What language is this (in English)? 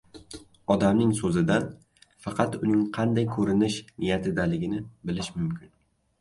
Uzbek